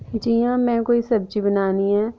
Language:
Dogri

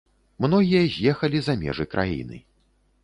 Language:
Belarusian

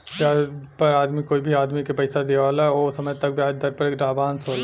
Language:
Bhojpuri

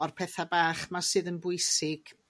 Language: Welsh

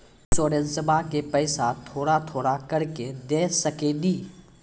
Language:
Maithili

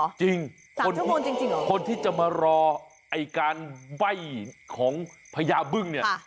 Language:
Thai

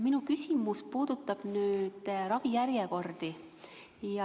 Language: Estonian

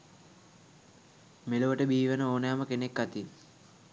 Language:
Sinhala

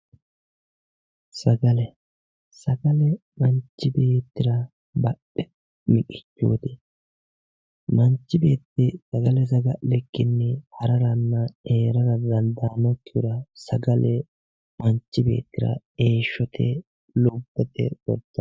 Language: Sidamo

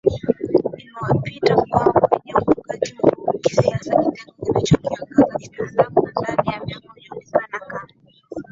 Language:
Swahili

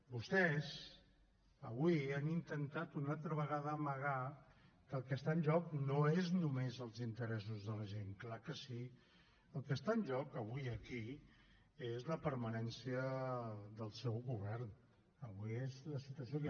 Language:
Catalan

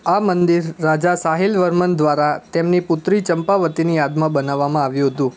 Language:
Gujarati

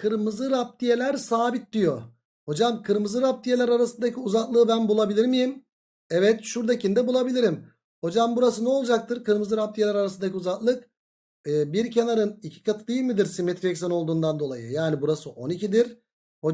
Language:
Turkish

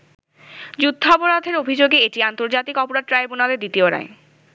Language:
Bangla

